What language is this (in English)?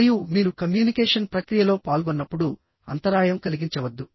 Telugu